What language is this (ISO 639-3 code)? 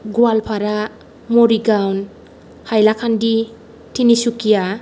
brx